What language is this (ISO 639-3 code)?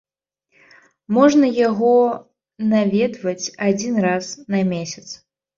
bel